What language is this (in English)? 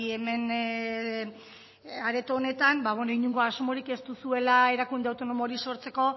Basque